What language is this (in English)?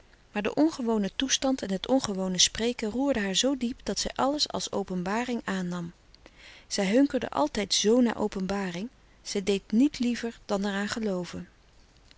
Dutch